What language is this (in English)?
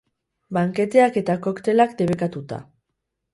Basque